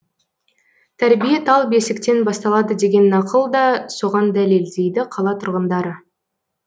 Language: Kazakh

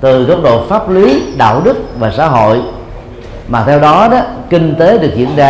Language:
Vietnamese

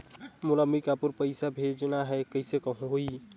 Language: Chhattisgarhi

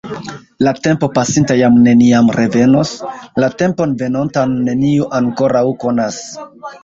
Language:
Esperanto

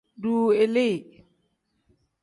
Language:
Tem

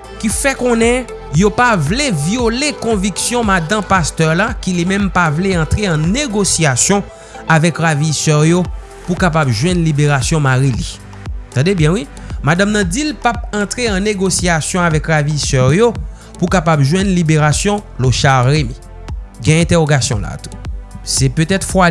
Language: French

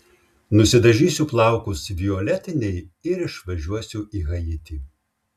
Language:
Lithuanian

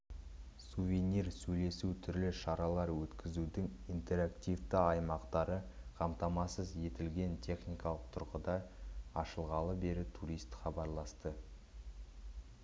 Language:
Kazakh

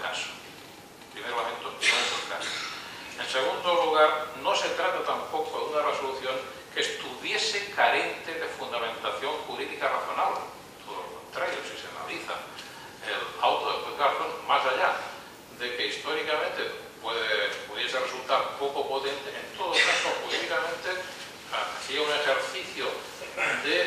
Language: Spanish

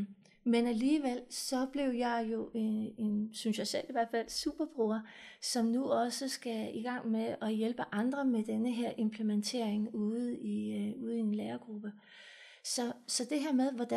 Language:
Danish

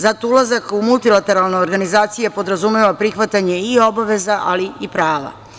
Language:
Serbian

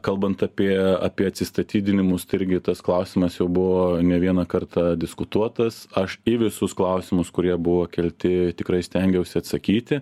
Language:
Lithuanian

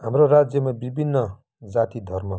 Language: Nepali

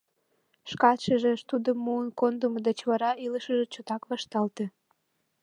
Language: Mari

